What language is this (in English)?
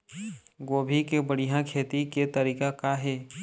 Chhattisgarhi